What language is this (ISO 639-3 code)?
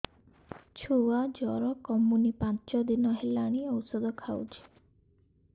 ori